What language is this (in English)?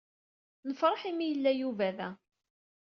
Kabyle